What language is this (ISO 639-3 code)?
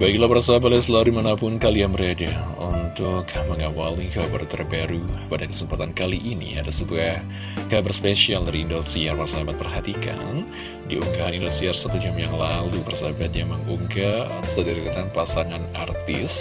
ind